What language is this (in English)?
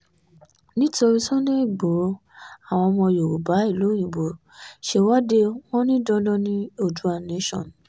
Yoruba